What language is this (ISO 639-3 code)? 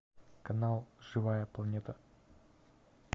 rus